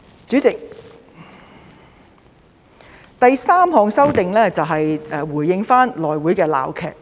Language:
Cantonese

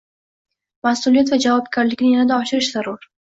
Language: Uzbek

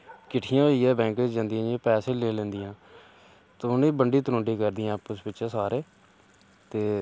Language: Dogri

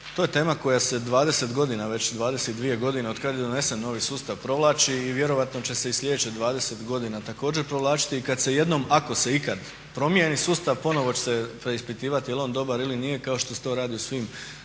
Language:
Croatian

